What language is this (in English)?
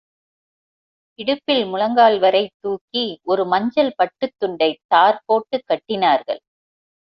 Tamil